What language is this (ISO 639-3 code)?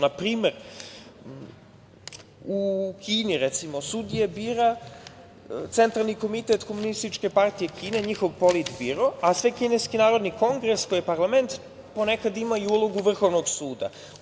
srp